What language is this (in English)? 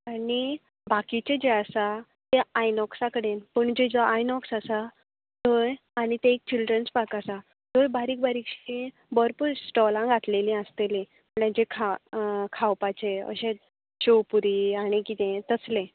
Konkani